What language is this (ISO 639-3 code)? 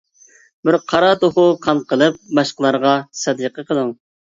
uig